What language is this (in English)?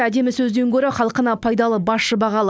Kazakh